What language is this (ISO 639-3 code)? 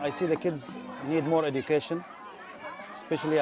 ind